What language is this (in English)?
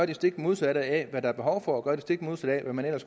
Danish